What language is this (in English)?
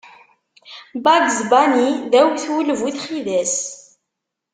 Kabyle